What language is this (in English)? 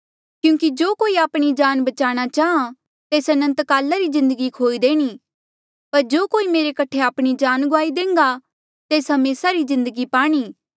Mandeali